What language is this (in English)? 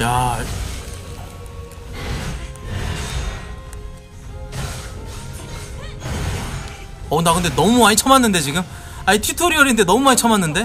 Korean